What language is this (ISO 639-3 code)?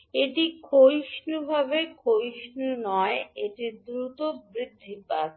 ben